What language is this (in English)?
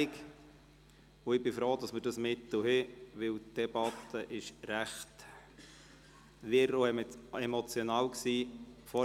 Swiss German